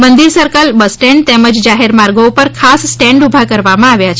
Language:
Gujarati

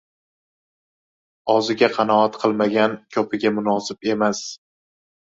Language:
Uzbek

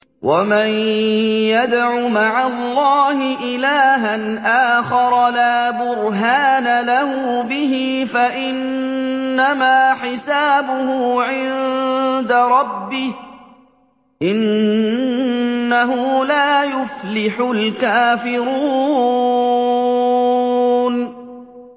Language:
Arabic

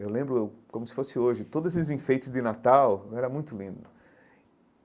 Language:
Portuguese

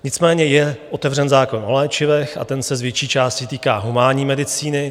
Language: Czech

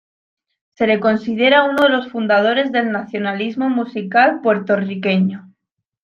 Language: Spanish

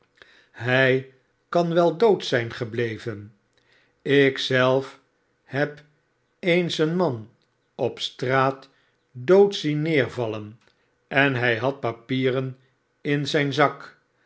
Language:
Dutch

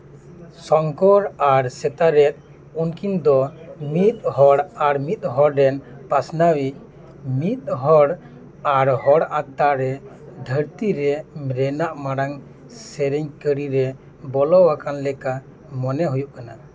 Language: Santali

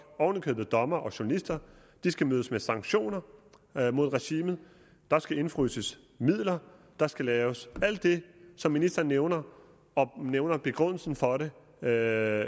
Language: Danish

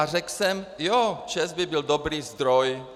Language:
Czech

